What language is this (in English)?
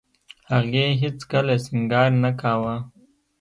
Pashto